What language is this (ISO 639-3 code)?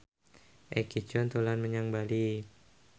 jav